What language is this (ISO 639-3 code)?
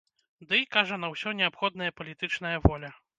bel